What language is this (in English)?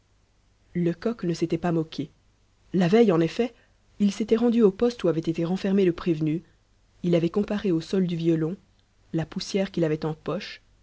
French